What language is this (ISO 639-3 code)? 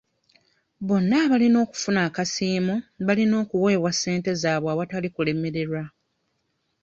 lug